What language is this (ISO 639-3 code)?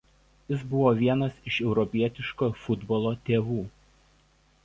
lit